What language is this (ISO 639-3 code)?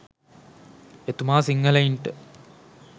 sin